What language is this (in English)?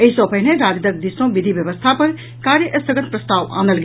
Maithili